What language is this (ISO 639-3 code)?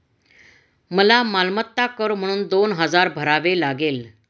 mar